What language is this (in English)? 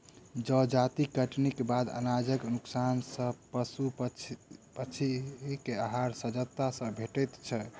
Maithili